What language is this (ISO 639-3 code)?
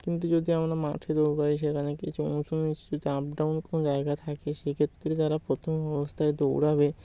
ben